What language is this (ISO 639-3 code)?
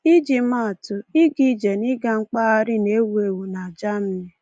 ibo